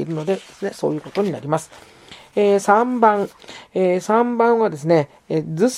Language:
Japanese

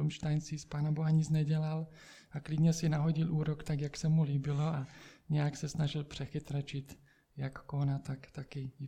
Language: Czech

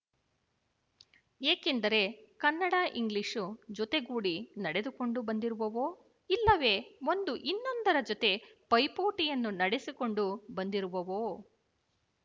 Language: Kannada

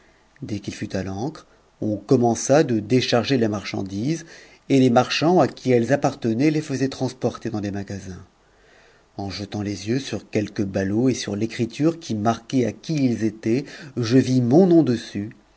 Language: French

